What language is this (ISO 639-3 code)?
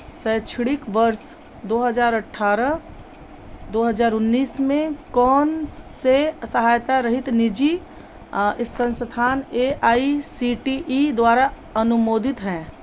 hin